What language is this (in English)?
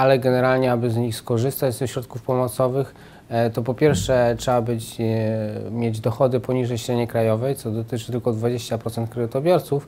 Polish